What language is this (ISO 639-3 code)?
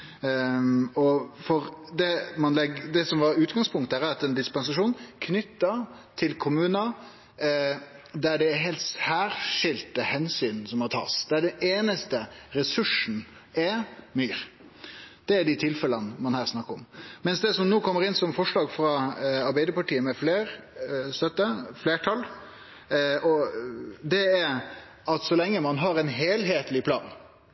nno